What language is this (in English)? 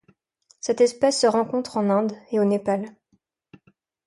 French